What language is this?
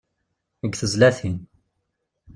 Kabyle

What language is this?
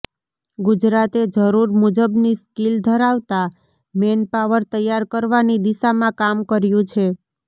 Gujarati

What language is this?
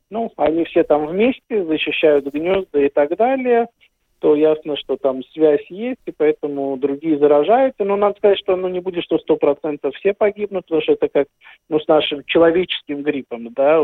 Russian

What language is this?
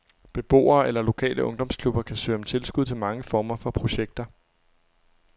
Danish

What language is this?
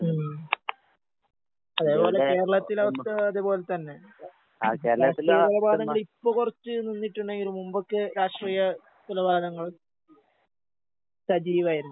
Malayalam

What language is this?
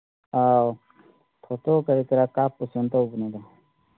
Manipuri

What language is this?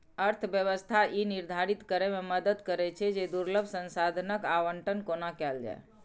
Maithili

